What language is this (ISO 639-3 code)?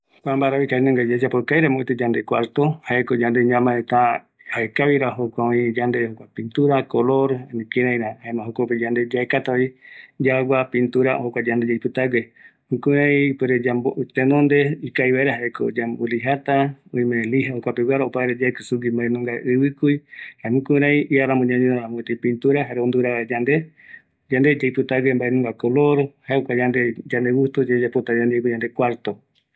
gui